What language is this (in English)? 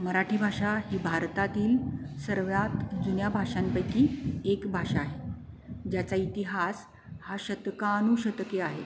Marathi